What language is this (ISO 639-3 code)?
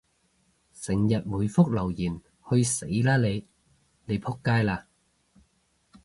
yue